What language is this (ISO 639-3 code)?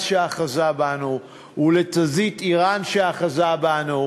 heb